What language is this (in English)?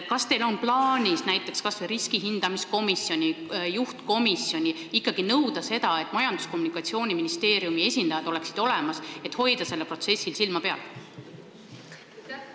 Estonian